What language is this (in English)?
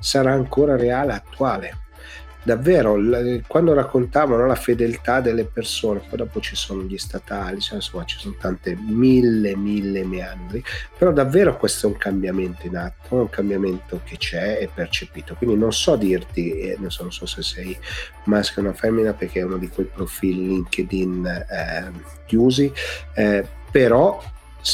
Italian